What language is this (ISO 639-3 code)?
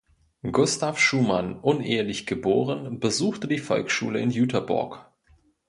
deu